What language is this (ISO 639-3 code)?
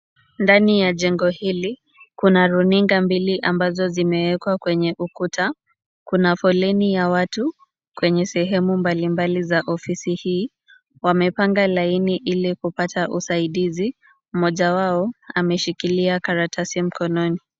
swa